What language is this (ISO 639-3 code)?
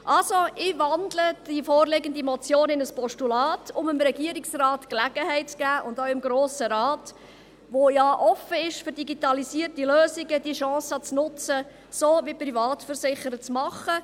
gsw